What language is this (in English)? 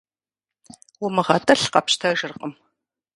Kabardian